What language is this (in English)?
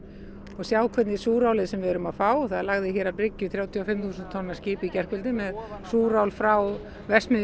Icelandic